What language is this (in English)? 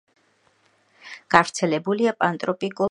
Georgian